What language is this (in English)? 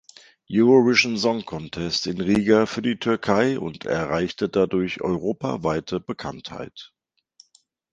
German